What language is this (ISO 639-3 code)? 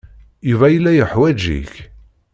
kab